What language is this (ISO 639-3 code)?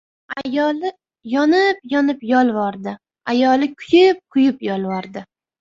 uzb